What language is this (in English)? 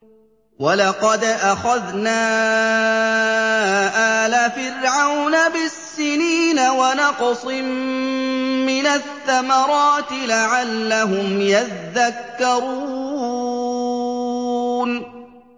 Arabic